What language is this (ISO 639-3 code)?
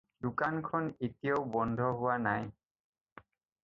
asm